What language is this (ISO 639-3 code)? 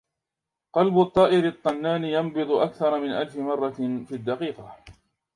ara